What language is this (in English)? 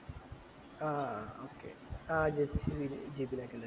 Malayalam